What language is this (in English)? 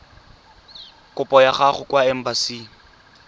Tswana